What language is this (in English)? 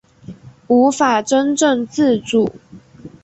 Chinese